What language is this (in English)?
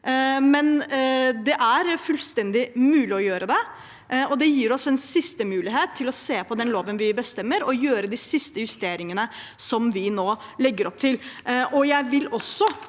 Norwegian